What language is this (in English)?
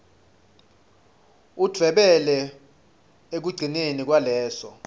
Swati